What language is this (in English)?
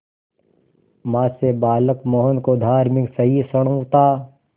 Hindi